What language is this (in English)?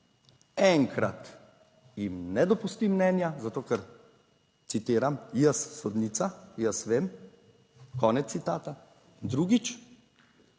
Slovenian